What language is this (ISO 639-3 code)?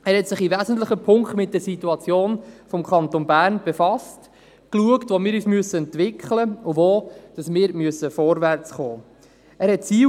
gsw